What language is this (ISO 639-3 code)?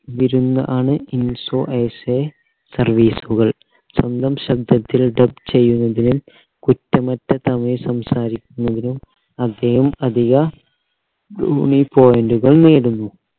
mal